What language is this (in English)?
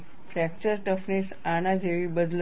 Gujarati